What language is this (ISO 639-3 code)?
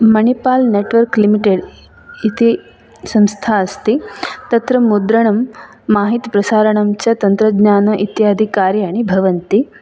san